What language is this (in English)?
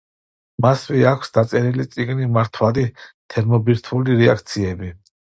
Georgian